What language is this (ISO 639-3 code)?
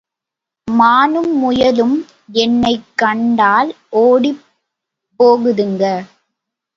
tam